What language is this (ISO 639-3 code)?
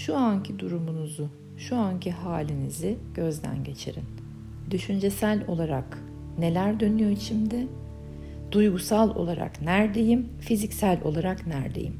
tur